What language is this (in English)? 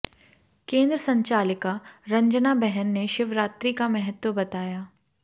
Hindi